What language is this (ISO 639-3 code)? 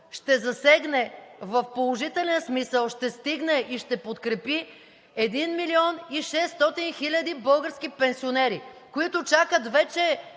bul